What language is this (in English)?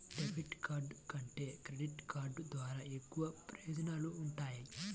Telugu